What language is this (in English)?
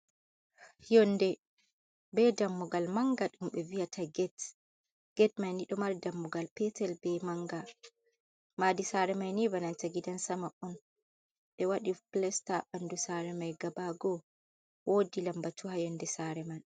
Fula